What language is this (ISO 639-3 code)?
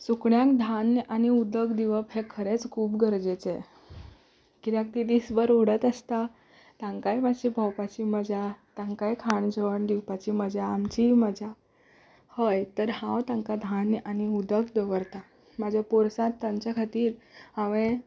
kok